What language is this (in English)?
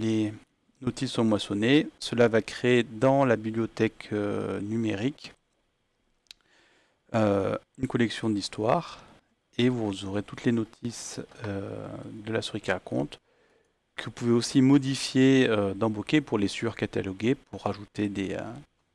French